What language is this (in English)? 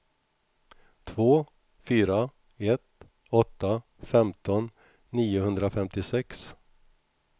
Swedish